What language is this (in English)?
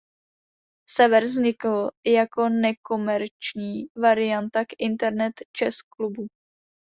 Czech